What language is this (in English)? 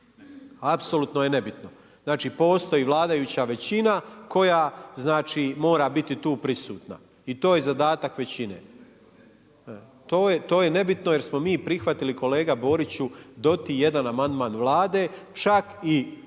Croatian